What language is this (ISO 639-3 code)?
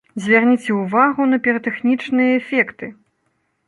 bel